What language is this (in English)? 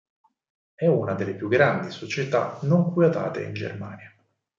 Italian